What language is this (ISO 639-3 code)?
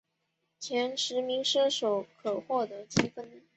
zho